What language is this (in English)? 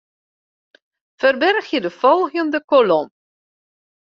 Western Frisian